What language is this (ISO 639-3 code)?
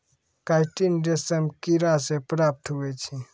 mai